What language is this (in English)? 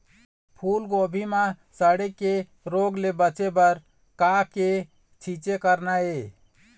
Chhattisgarhi